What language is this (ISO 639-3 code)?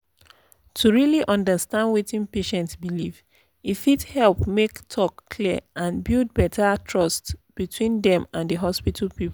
pcm